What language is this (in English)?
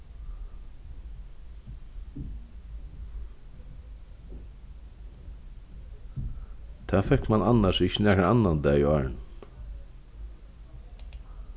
Faroese